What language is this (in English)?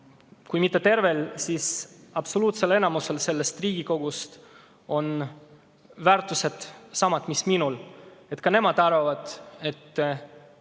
Estonian